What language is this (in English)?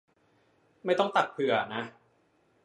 Thai